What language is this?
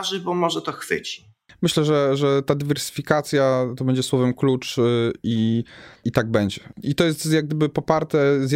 Polish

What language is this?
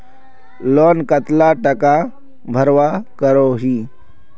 Magahi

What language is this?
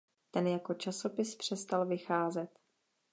Czech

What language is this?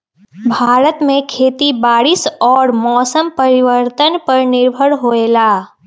Magahi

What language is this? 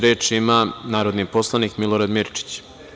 Serbian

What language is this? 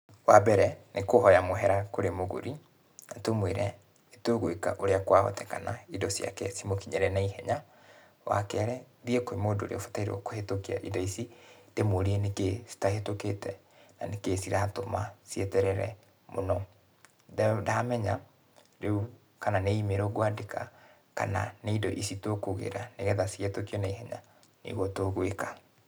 Kikuyu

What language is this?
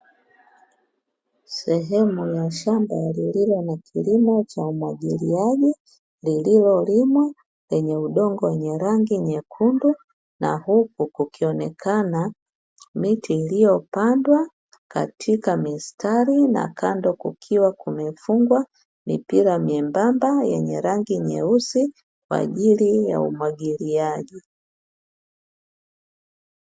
Swahili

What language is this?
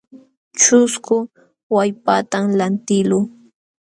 Jauja Wanca Quechua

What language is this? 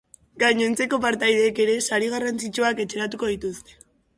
Basque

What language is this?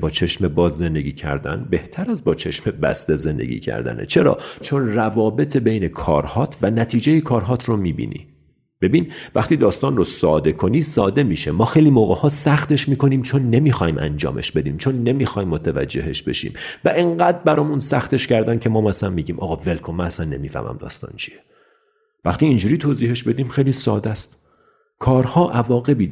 Persian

